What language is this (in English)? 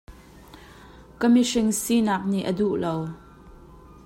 Hakha Chin